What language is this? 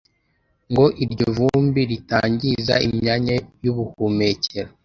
Kinyarwanda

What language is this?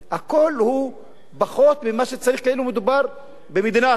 Hebrew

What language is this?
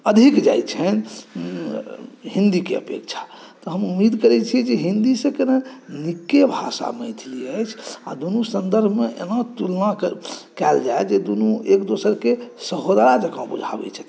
Maithili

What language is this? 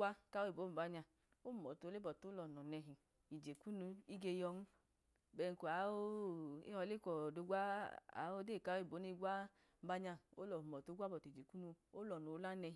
Idoma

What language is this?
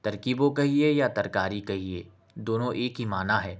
Urdu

